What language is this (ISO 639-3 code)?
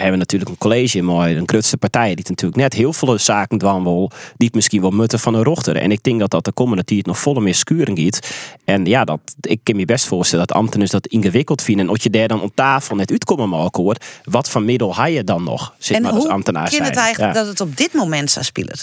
nld